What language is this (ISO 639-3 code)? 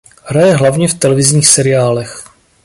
ces